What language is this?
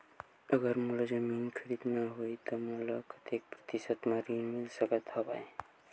Chhattisgarhi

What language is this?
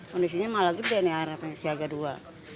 Indonesian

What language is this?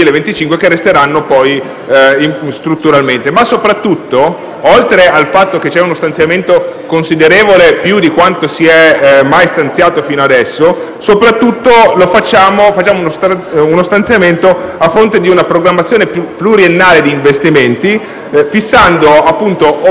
Italian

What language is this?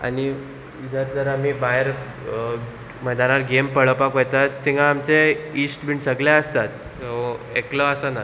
Konkani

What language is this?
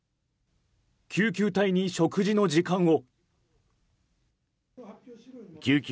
Japanese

